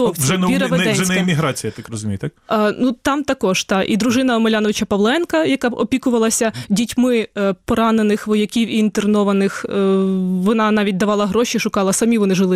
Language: Ukrainian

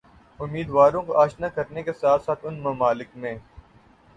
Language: Urdu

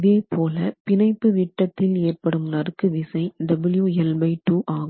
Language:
Tamil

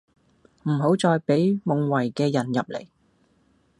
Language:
Cantonese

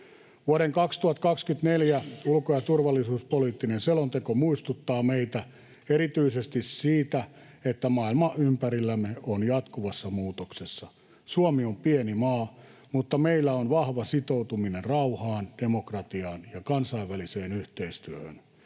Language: Finnish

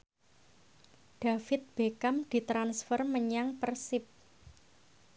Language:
Javanese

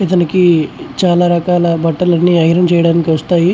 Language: Telugu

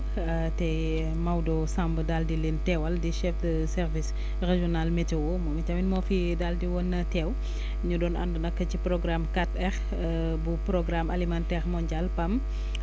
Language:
Wolof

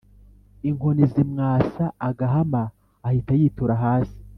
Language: Kinyarwanda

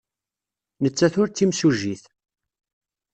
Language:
Kabyle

